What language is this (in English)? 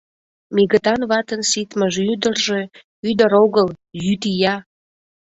Mari